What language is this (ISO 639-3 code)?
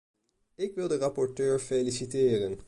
nld